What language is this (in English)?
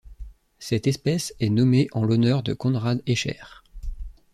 French